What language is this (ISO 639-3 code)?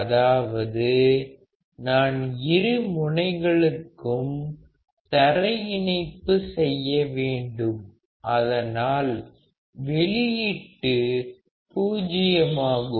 tam